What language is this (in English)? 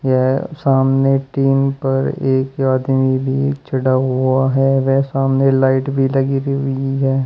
Hindi